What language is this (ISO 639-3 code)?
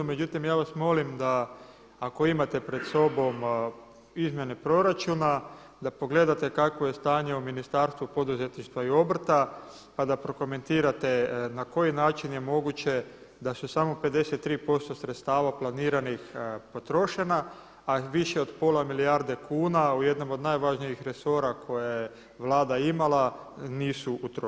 hrv